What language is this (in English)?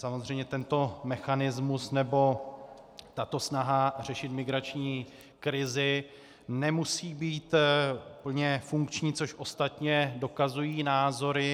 Czech